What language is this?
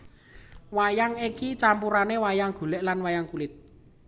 Javanese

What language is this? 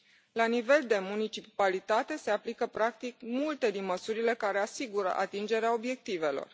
Romanian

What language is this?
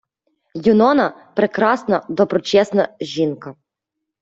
Ukrainian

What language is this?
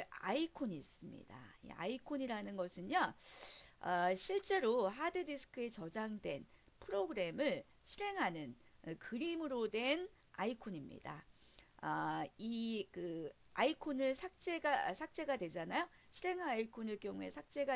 Korean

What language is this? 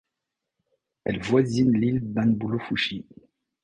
French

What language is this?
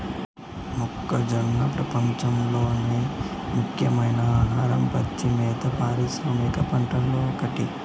Telugu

